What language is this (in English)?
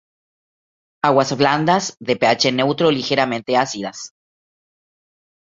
Spanish